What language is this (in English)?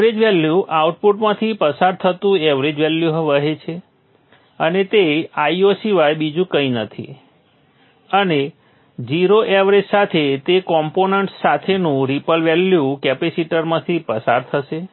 Gujarati